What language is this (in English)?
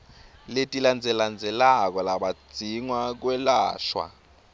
Swati